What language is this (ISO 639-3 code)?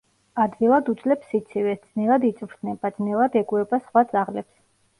kat